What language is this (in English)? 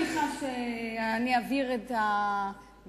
Hebrew